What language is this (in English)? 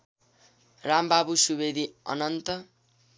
Nepali